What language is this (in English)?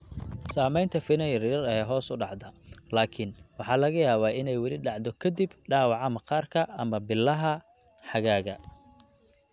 Somali